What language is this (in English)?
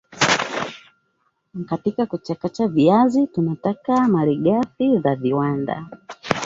Swahili